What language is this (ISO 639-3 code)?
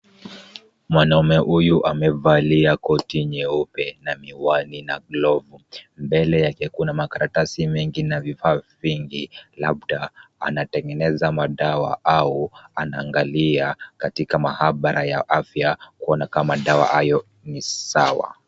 swa